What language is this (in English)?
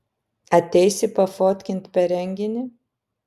Lithuanian